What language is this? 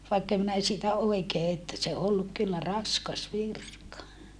Finnish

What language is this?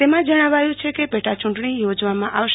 Gujarati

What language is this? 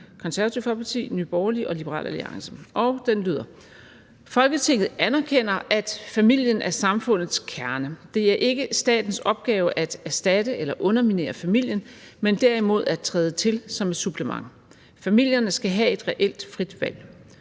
Danish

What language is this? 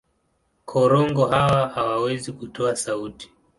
Swahili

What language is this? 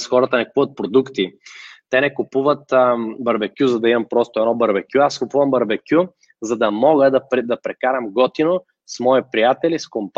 Bulgarian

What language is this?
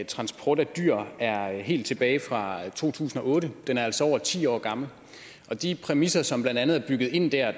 Danish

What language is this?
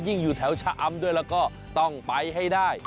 Thai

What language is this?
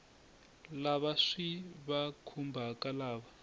Tsonga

